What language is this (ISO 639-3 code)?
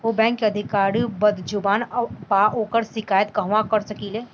bho